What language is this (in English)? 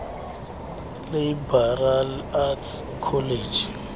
Xhosa